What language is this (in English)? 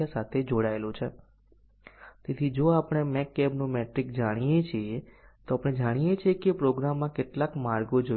Gujarati